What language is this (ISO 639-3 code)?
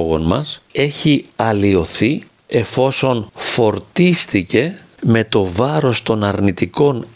ell